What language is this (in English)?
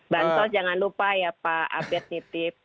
Indonesian